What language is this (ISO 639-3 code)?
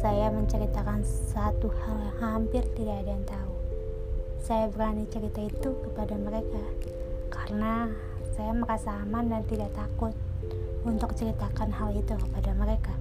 ind